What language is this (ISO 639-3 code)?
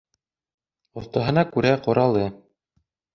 bak